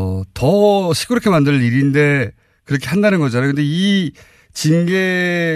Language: Korean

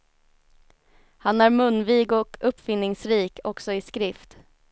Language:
Swedish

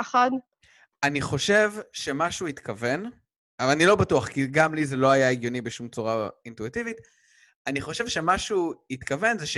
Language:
Hebrew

